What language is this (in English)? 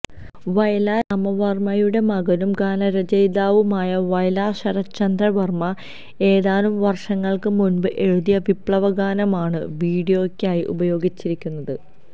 Malayalam